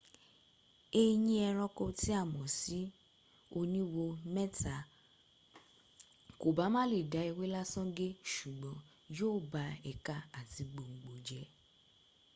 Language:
Yoruba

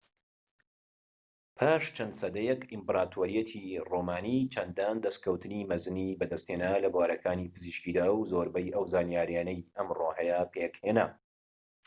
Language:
Central Kurdish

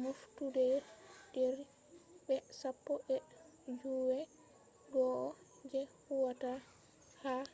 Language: Fula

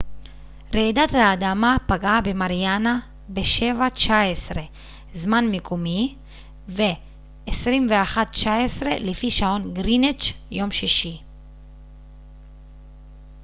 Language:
Hebrew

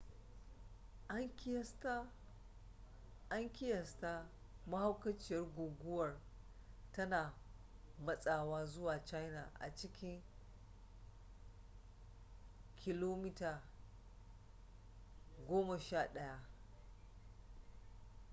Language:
Hausa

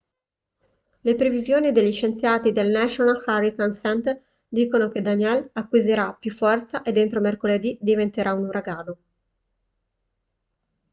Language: Italian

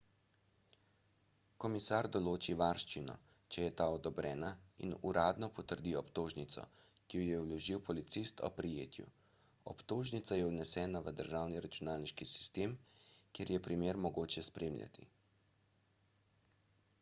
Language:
Slovenian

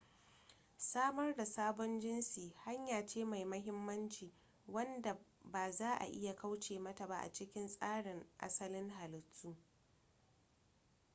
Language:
Hausa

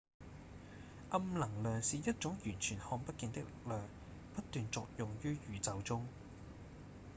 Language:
Cantonese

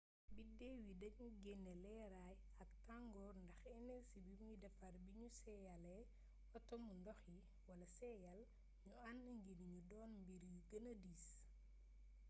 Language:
Wolof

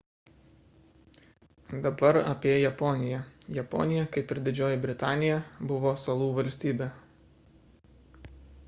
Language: Lithuanian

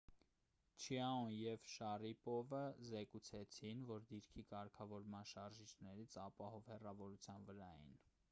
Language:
Armenian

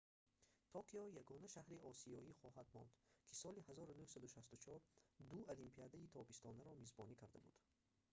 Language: Tajik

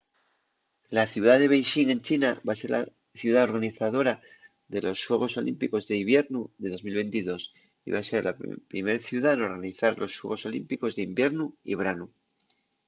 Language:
Asturian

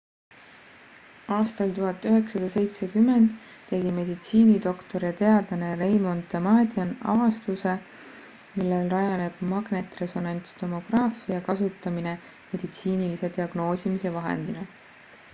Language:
Estonian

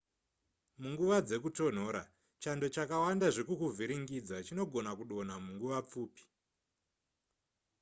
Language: Shona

